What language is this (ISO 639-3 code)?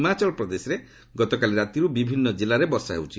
ori